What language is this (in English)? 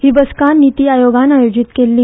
Konkani